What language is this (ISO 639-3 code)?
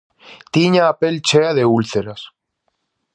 glg